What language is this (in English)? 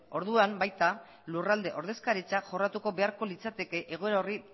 Basque